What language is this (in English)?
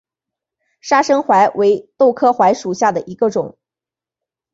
Chinese